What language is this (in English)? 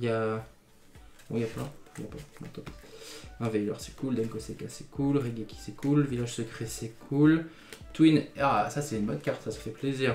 French